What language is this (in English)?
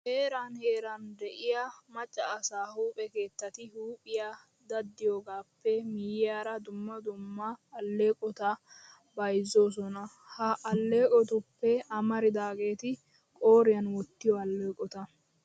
Wolaytta